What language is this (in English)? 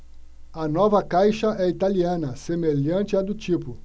Portuguese